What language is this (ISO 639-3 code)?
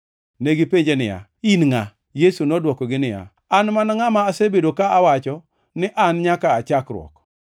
luo